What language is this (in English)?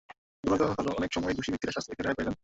Bangla